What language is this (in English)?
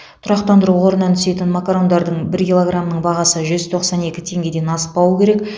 Kazakh